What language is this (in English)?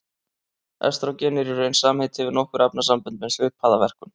Icelandic